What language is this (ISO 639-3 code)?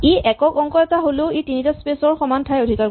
asm